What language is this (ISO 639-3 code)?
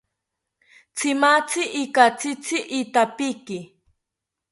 cpy